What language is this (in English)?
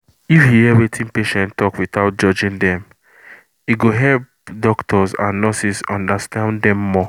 Nigerian Pidgin